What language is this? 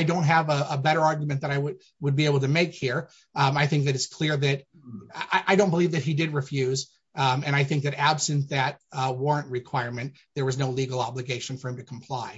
English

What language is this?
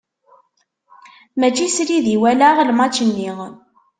Kabyle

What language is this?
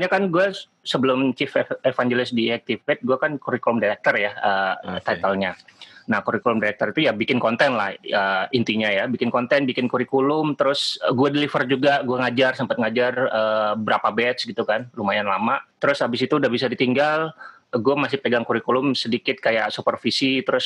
Indonesian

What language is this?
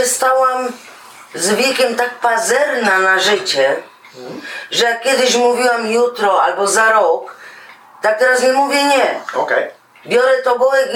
Polish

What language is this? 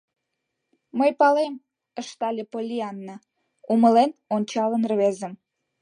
Mari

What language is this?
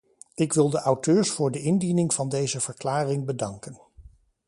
Dutch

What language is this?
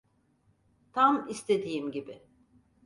Turkish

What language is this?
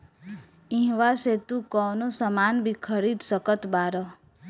Bhojpuri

